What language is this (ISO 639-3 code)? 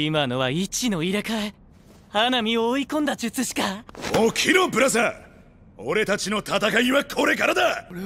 jpn